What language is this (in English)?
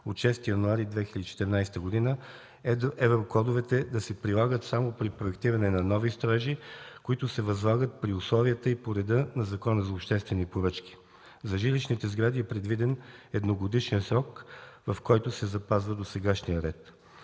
Bulgarian